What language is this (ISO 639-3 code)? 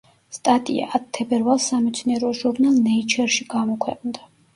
kat